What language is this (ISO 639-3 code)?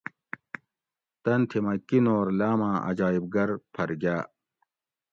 gwc